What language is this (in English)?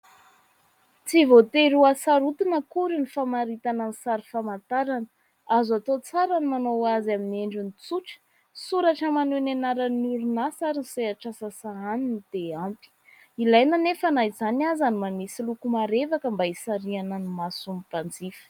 Malagasy